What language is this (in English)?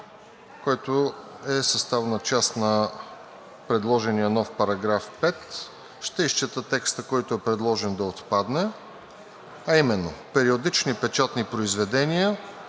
Bulgarian